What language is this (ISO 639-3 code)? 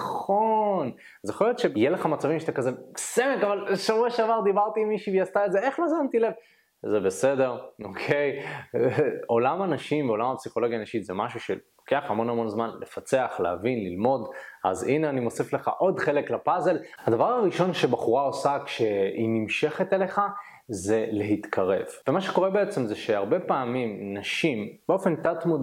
heb